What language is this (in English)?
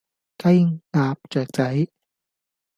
Cantonese